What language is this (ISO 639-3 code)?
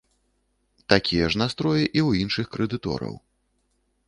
bel